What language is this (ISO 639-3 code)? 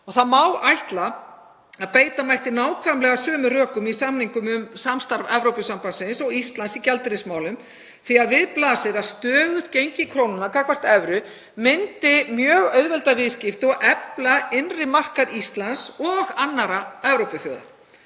isl